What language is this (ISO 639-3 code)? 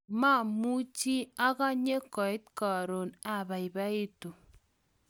kln